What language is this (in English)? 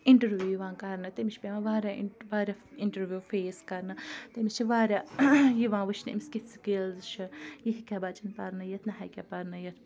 Kashmiri